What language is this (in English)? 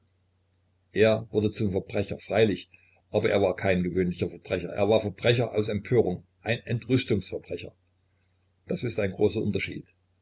German